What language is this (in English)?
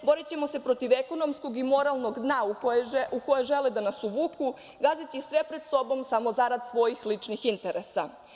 Serbian